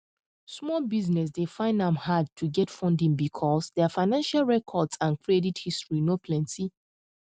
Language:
Nigerian Pidgin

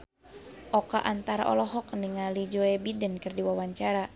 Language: Sundanese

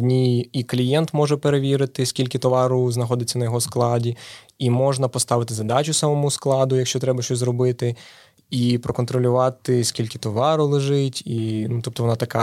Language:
Ukrainian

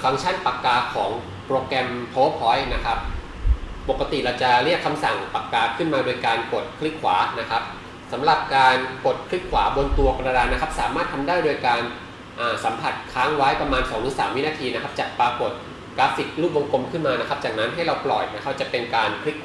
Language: Thai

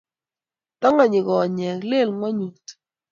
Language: Kalenjin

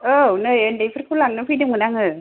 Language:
Bodo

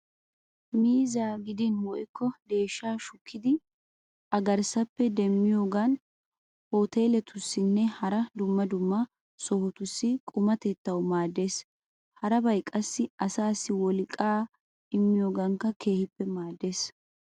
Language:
Wolaytta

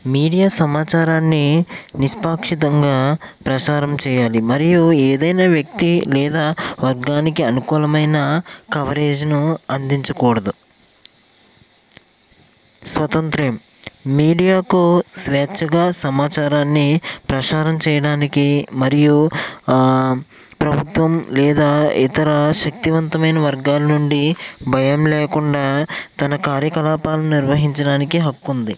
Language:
Telugu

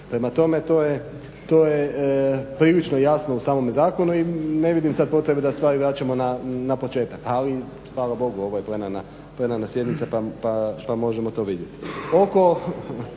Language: Croatian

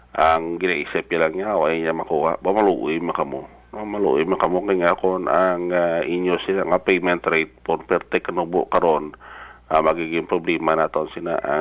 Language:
Filipino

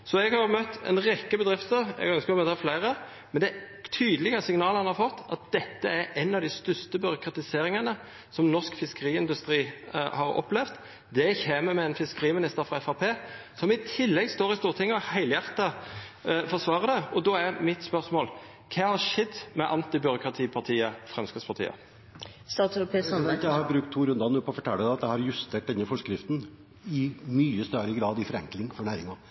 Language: Norwegian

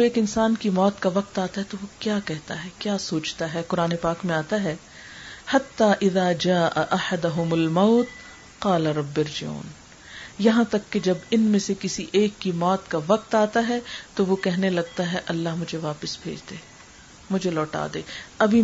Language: Urdu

